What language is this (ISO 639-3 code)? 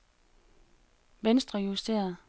dan